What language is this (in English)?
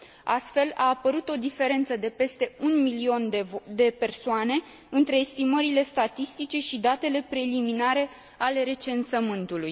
Romanian